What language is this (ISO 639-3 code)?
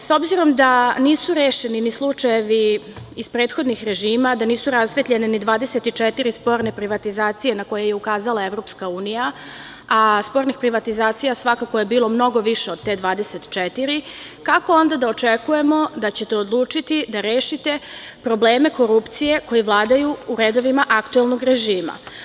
srp